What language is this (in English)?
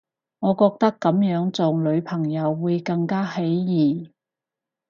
Cantonese